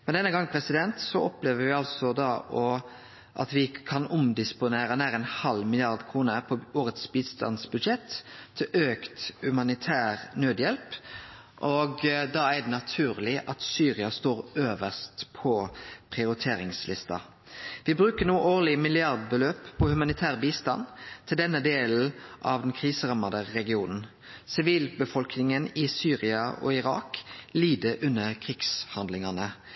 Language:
Norwegian Nynorsk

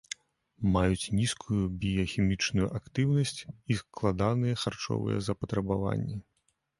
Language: Belarusian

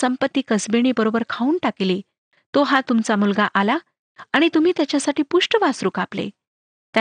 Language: Marathi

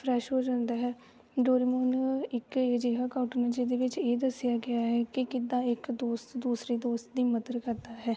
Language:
Punjabi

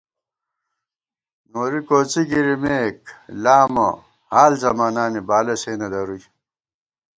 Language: Gawar-Bati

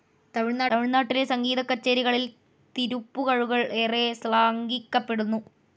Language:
Malayalam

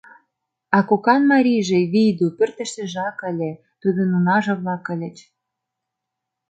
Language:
Mari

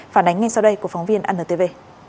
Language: Vietnamese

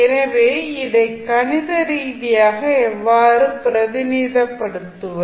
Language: Tamil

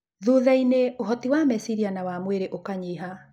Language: Kikuyu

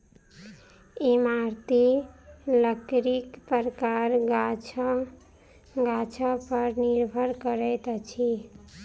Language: Maithili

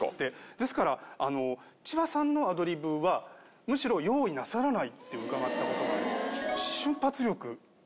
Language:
Japanese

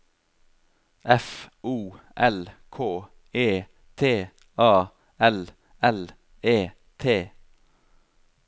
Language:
Norwegian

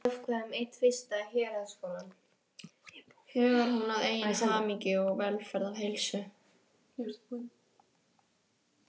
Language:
Icelandic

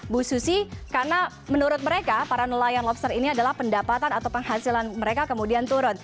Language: Indonesian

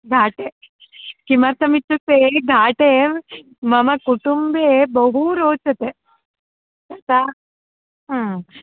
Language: Sanskrit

